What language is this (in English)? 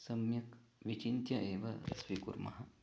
Sanskrit